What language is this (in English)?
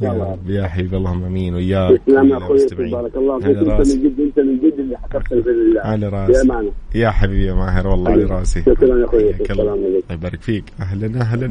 Arabic